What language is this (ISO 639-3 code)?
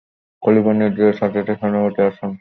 ben